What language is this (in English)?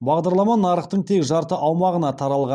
Kazakh